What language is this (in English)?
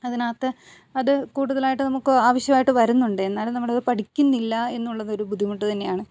Malayalam